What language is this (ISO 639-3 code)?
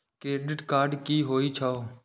mai